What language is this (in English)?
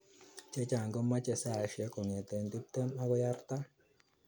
Kalenjin